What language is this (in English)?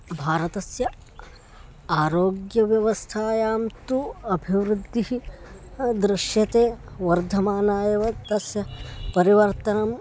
Sanskrit